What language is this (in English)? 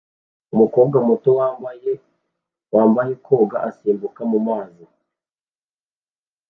Kinyarwanda